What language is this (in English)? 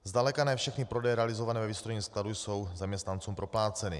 Czech